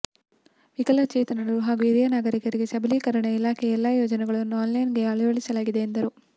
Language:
Kannada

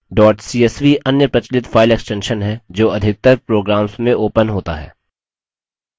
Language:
Hindi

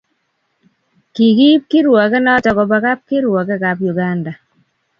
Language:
Kalenjin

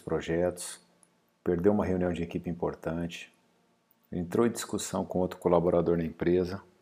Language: Portuguese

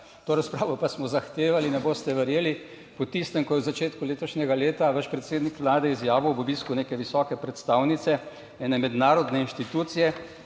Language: Slovenian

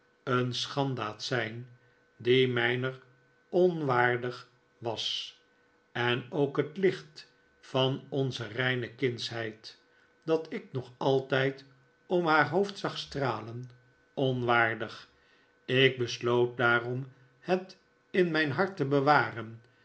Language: Dutch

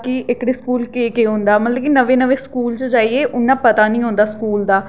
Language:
Dogri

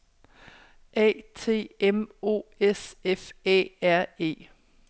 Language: Danish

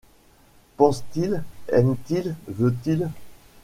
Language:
French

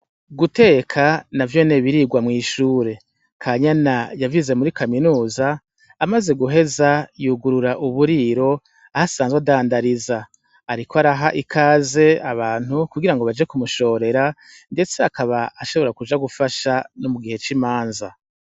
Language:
Rundi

